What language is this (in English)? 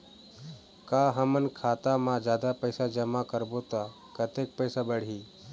Chhattisgarhi